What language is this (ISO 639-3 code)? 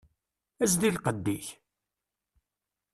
kab